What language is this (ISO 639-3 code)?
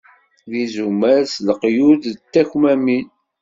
kab